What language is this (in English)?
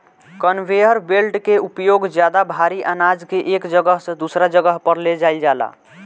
Bhojpuri